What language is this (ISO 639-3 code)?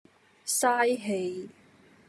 yue